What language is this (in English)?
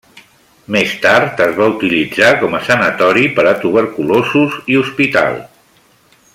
Catalan